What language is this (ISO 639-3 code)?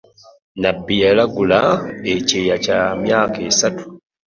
lug